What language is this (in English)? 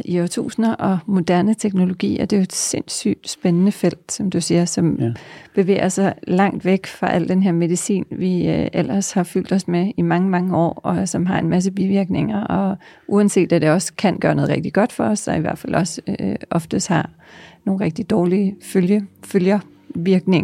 Danish